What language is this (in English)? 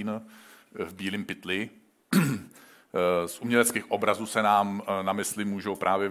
Czech